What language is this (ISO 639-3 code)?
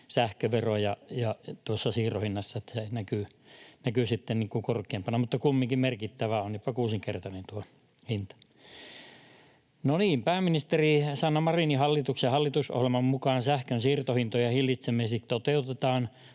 fin